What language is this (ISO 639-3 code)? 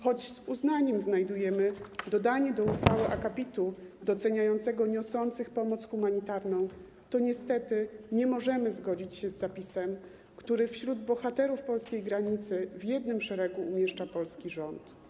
pol